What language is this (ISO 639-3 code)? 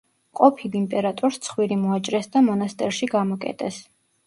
kat